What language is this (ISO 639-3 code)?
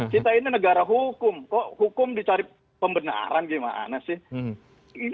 ind